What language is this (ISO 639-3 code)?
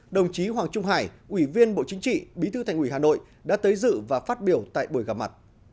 vie